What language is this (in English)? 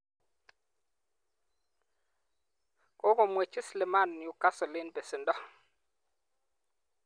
Kalenjin